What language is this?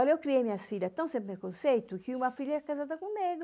Portuguese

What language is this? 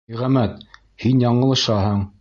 Bashkir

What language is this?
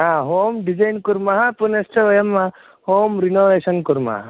Sanskrit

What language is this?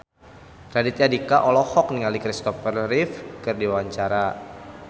Sundanese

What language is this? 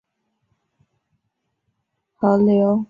Chinese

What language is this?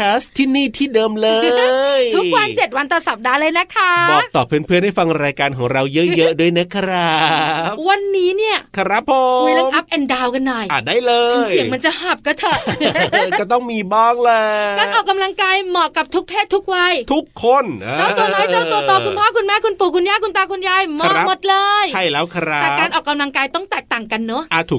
Thai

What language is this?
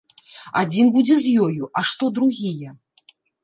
Belarusian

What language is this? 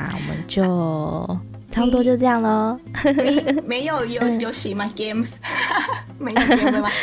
Chinese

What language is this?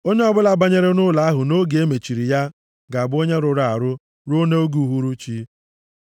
Igbo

